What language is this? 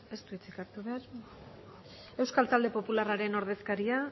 Basque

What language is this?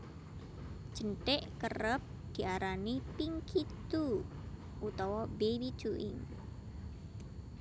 Javanese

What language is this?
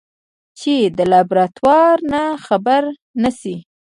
Pashto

